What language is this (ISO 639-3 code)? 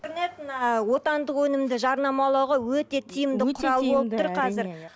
kaz